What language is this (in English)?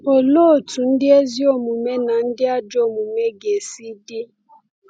Igbo